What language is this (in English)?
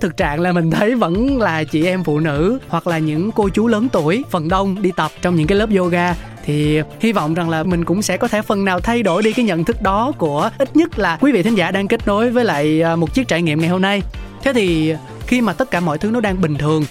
Vietnamese